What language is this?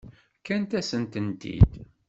Kabyle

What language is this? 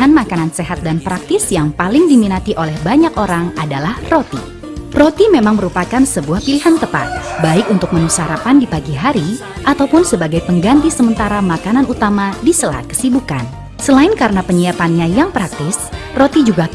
Indonesian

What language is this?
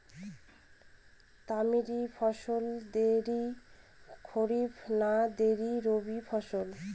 Bangla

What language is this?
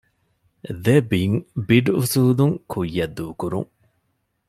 Divehi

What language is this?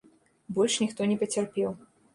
Belarusian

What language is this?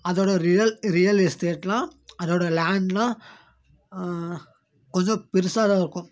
Tamil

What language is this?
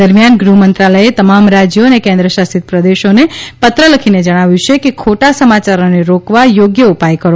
Gujarati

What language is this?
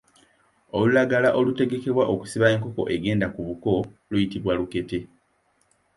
Ganda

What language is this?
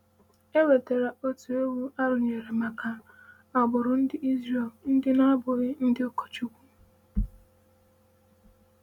Igbo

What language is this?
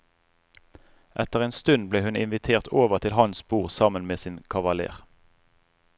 Norwegian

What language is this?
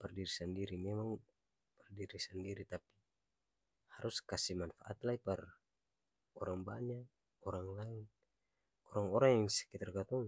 Ambonese Malay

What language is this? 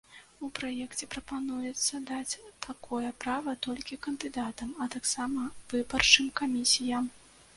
Belarusian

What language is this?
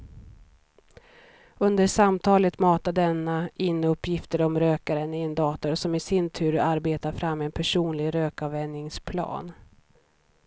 Swedish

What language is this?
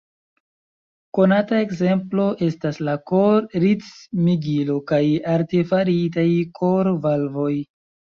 Esperanto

